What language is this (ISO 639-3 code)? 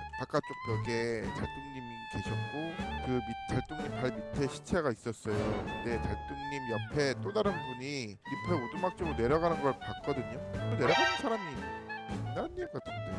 kor